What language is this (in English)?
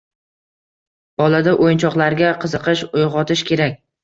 Uzbek